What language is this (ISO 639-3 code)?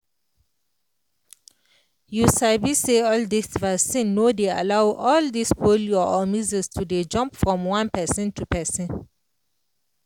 pcm